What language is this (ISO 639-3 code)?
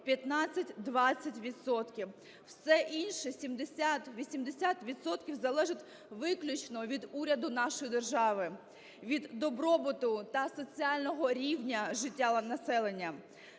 ukr